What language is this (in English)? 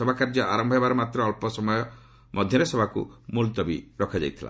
Odia